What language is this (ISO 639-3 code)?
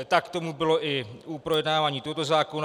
ces